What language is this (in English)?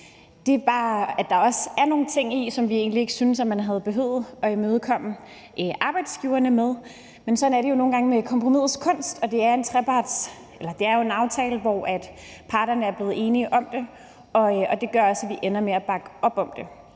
Danish